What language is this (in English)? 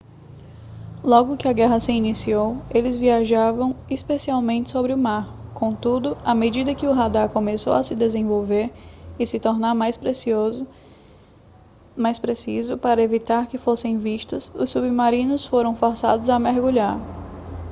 Portuguese